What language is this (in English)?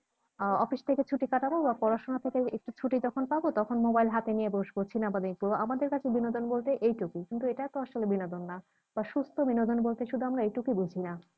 Bangla